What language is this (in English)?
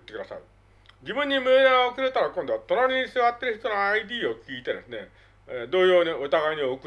Japanese